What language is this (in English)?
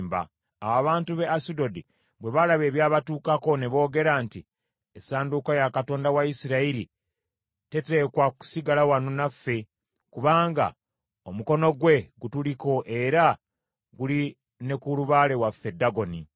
Ganda